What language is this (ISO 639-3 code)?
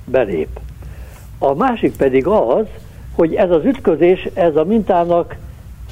hun